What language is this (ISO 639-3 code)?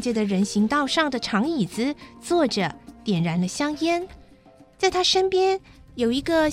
zho